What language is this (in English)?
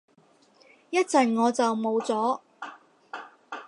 Cantonese